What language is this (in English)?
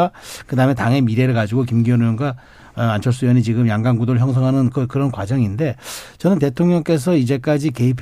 Korean